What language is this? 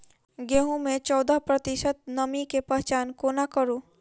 Maithili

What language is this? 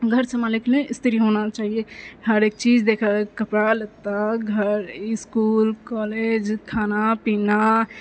Maithili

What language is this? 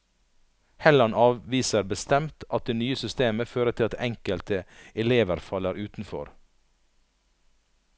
Norwegian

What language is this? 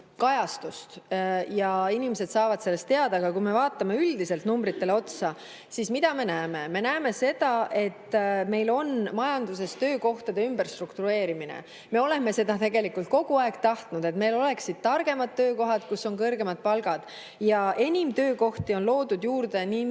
Estonian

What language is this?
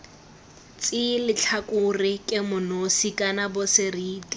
Tswana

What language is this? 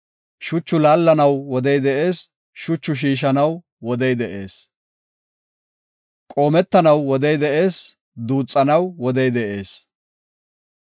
Gofa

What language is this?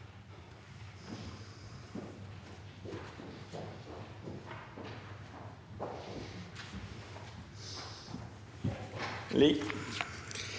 Norwegian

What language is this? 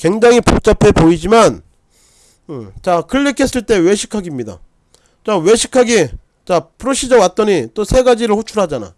Korean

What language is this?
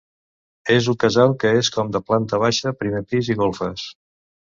Catalan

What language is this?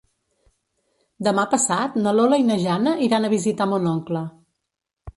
Catalan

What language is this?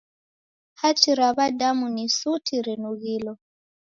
Taita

